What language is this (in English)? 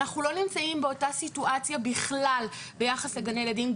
Hebrew